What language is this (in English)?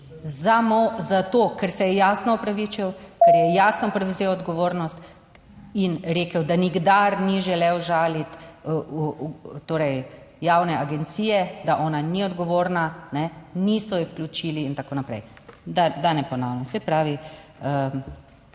Slovenian